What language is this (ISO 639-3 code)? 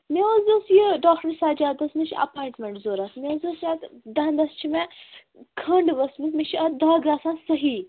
kas